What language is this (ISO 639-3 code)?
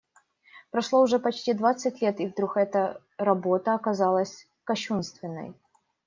rus